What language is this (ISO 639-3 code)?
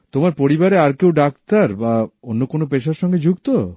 ben